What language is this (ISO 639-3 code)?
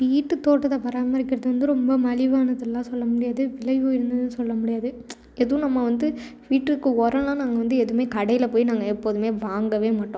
tam